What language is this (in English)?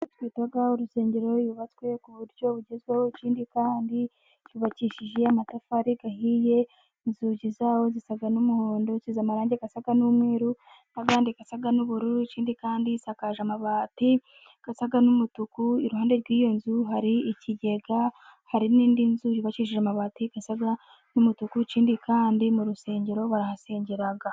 Kinyarwanda